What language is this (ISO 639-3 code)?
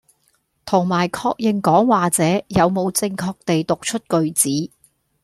yue